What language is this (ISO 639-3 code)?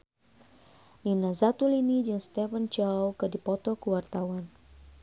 sun